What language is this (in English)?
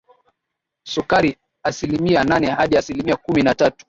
Swahili